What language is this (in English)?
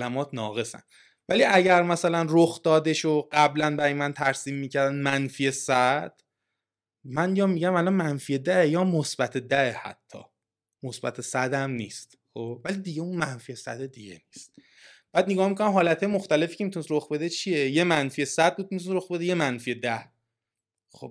Persian